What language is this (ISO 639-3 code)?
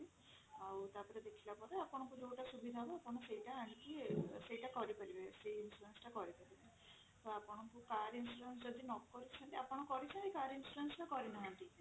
ori